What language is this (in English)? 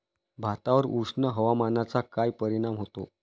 Marathi